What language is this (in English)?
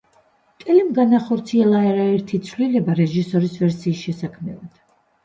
Georgian